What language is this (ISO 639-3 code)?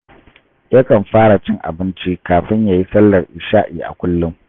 hau